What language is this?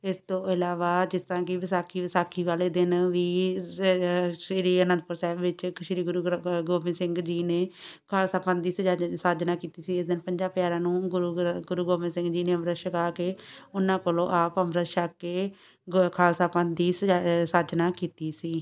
Punjabi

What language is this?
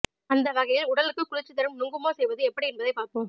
Tamil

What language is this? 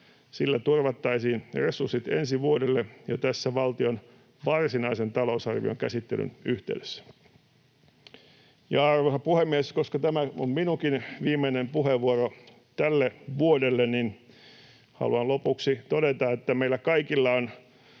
Finnish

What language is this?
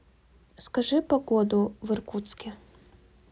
Russian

